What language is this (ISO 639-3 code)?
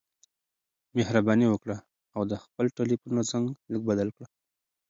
pus